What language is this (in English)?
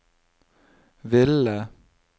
Norwegian